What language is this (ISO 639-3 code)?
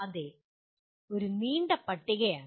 mal